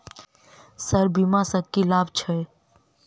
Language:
Maithili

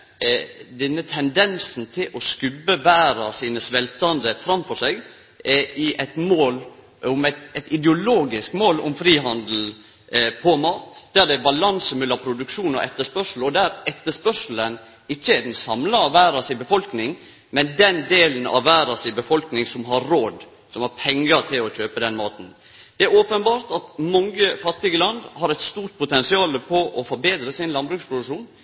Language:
Norwegian Nynorsk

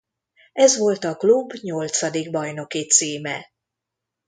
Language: Hungarian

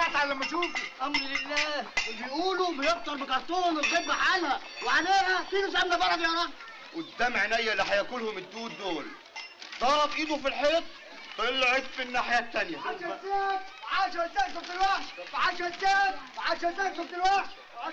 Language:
Arabic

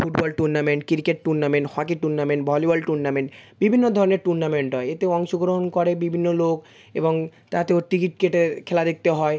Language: Bangla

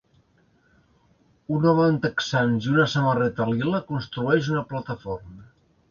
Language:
Catalan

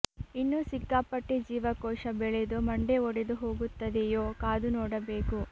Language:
Kannada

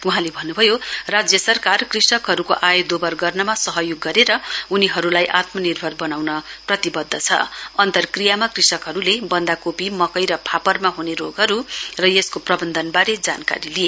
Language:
Nepali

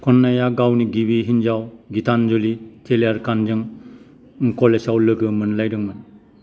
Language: Bodo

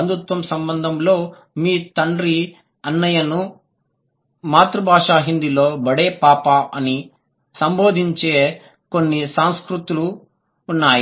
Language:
Telugu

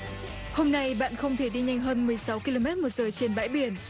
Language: Vietnamese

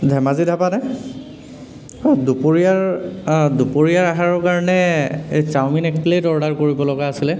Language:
Assamese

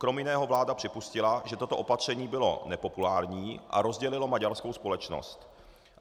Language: Czech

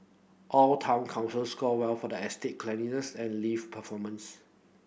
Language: English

